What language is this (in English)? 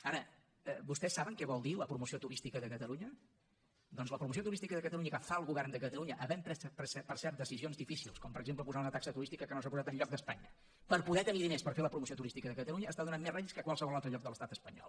Catalan